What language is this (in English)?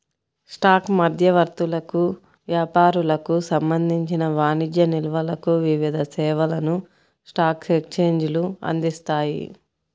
Telugu